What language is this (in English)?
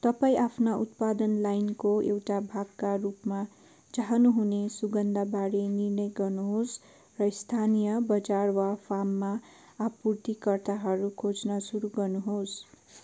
Nepali